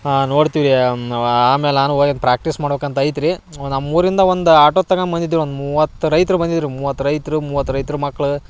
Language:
Kannada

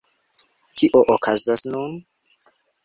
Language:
Esperanto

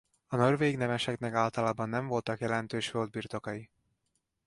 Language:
Hungarian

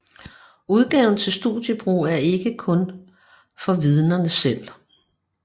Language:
Danish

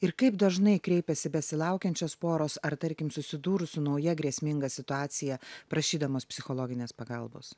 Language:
Lithuanian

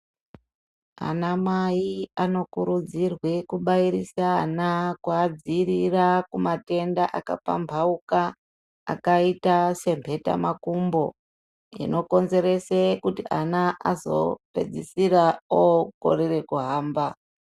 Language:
Ndau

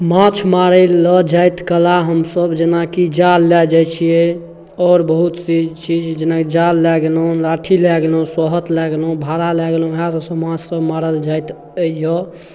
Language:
Maithili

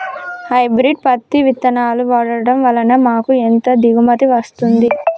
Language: Telugu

